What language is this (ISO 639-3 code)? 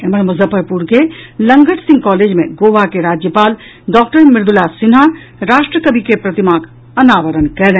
mai